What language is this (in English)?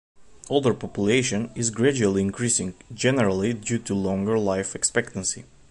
English